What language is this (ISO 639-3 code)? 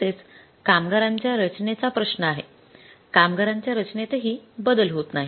mar